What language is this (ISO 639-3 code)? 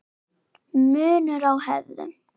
isl